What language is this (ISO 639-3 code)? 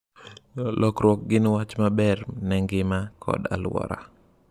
luo